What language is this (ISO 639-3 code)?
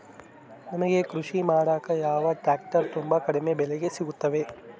kan